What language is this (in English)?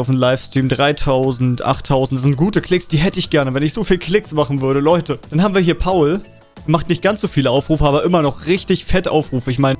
German